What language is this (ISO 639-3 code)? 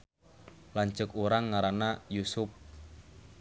sun